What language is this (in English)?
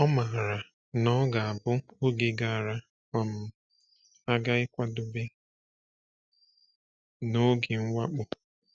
Igbo